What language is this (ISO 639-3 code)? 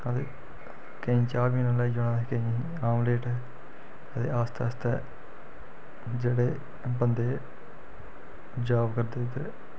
doi